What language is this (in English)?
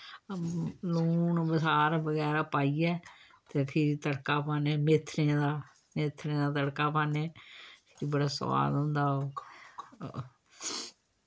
Dogri